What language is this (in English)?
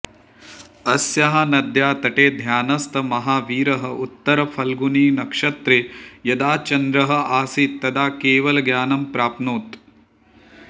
Sanskrit